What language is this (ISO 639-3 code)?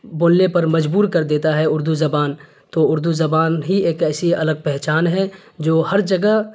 urd